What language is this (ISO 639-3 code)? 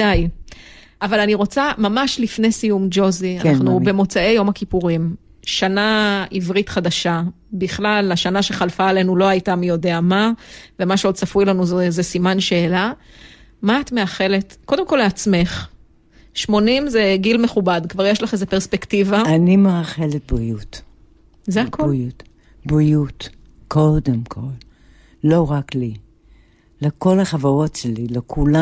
heb